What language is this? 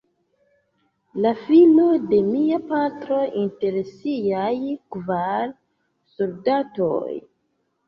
Esperanto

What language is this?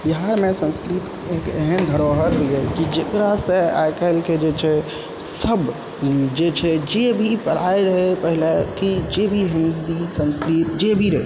Maithili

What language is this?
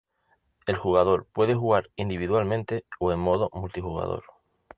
Spanish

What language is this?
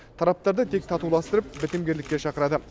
Kazakh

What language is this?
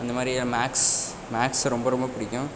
Tamil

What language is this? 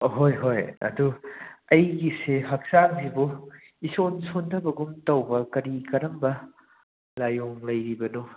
Manipuri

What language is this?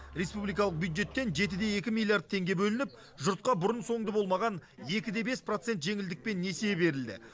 Kazakh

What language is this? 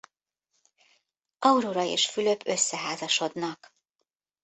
Hungarian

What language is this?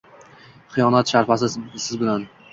Uzbek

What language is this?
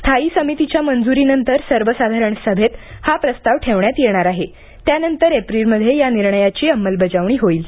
Marathi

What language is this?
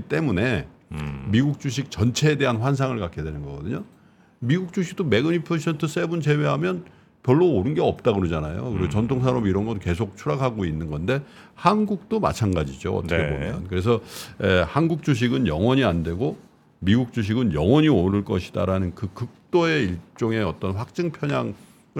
Korean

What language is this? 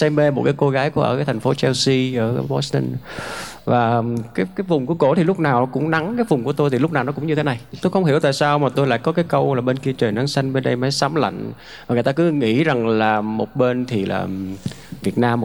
Vietnamese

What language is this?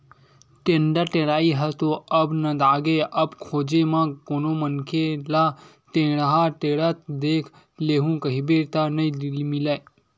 Chhattisgarhi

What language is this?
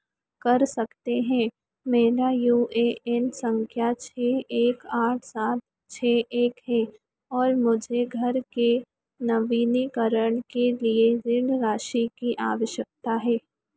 Hindi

